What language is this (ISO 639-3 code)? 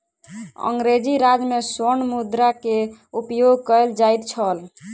mai